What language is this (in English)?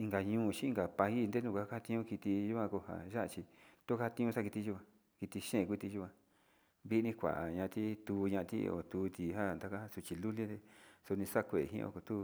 Sinicahua Mixtec